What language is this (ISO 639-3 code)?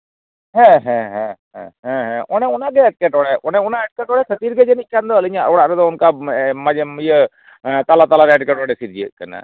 sat